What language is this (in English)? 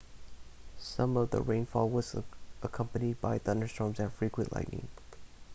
English